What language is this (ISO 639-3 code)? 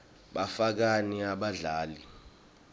ssw